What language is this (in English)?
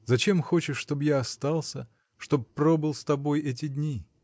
Russian